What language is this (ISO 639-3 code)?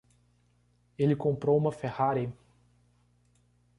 por